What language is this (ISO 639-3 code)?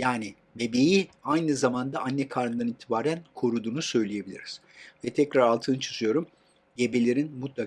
tur